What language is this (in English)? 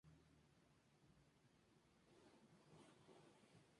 Spanish